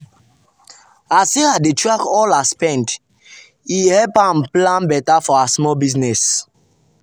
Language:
Nigerian Pidgin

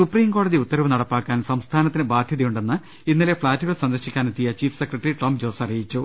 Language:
Malayalam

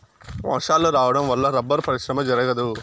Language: Telugu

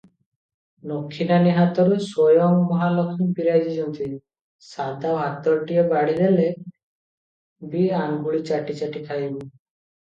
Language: Odia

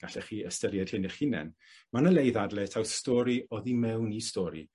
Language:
Welsh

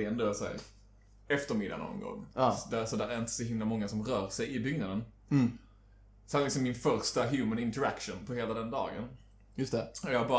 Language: Swedish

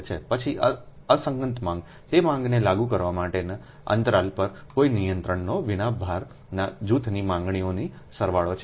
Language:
Gujarati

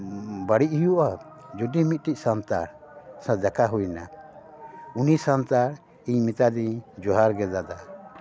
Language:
Santali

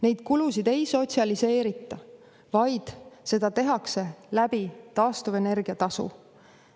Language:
Estonian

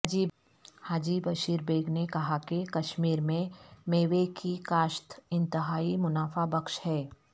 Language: Urdu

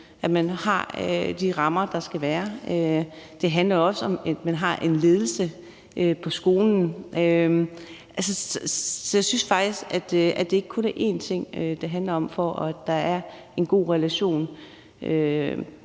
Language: Danish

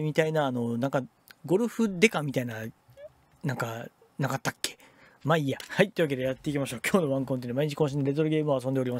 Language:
Japanese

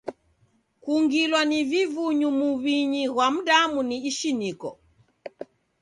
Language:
Taita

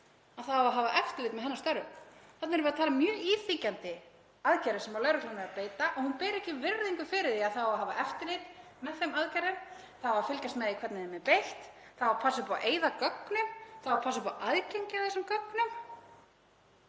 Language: Icelandic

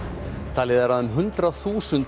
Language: Icelandic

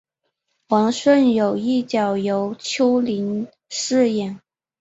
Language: Chinese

